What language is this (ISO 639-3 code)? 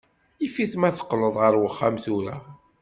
kab